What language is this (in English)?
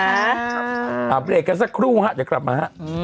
Thai